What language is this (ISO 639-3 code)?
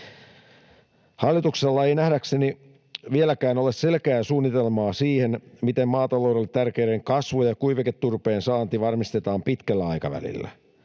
fin